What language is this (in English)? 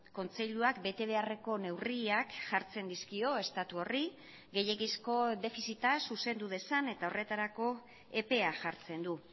Basque